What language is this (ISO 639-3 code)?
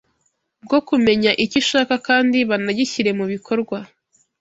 kin